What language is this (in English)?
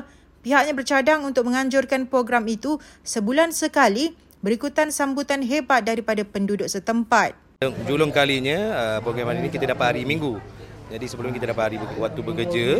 Malay